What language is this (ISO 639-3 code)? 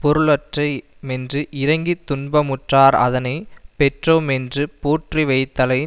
tam